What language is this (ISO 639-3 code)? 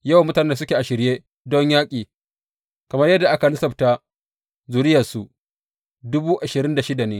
hau